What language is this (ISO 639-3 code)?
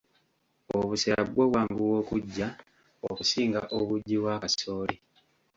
lug